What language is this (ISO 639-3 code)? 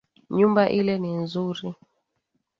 swa